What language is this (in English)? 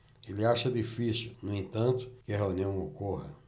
Portuguese